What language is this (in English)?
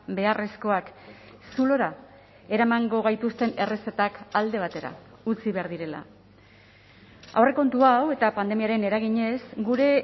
Basque